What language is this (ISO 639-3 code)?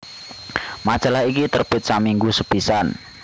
jav